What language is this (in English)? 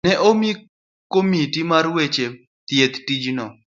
Luo (Kenya and Tanzania)